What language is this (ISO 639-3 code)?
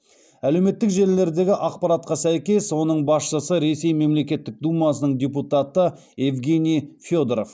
kaz